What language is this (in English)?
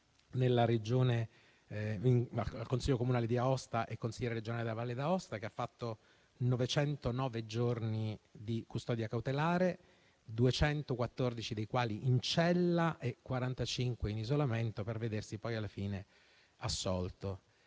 Italian